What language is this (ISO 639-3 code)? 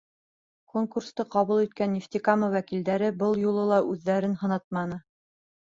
bak